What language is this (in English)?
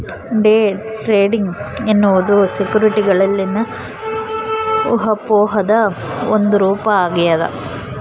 Kannada